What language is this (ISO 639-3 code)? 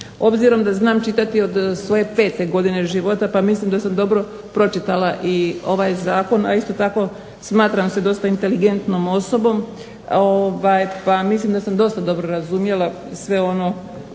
hrv